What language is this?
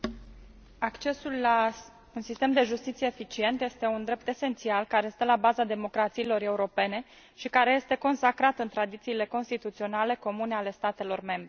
Romanian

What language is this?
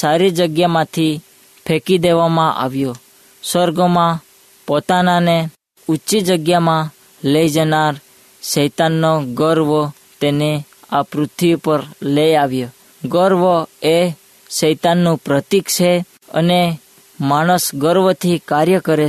Hindi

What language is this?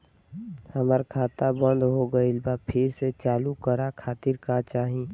Bhojpuri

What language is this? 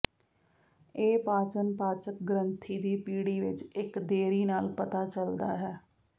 Punjabi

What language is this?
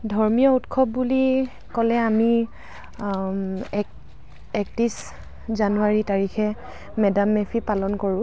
Assamese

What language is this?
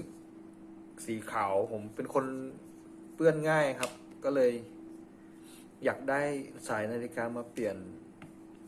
Thai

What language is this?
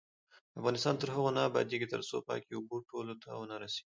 Pashto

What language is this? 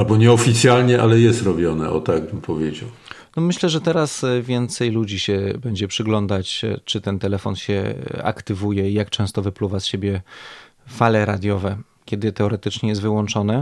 Polish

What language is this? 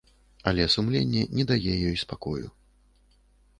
Belarusian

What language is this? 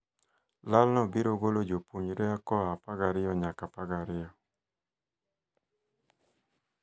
Luo (Kenya and Tanzania)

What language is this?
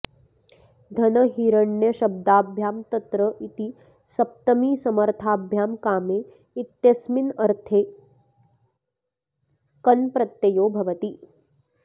Sanskrit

